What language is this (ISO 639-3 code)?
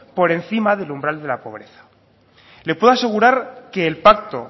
spa